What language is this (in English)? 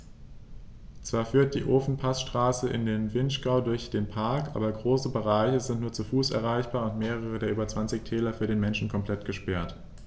German